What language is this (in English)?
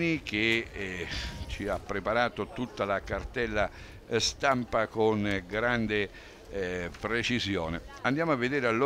Italian